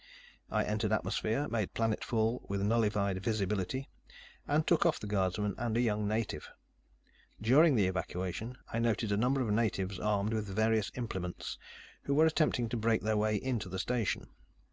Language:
English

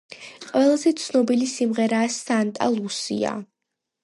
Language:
Georgian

